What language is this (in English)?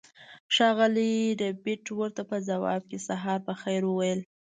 Pashto